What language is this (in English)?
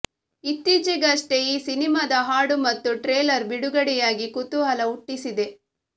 Kannada